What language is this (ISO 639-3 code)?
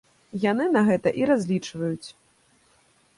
bel